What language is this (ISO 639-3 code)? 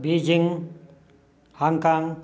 san